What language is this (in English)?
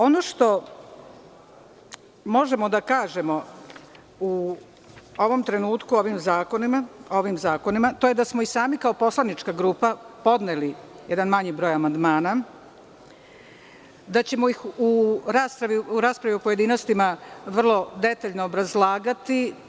Serbian